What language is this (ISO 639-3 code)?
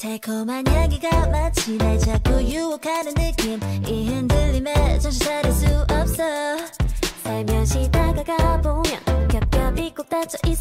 kor